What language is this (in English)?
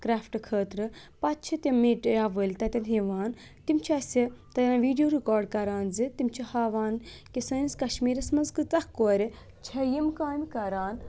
Kashmiri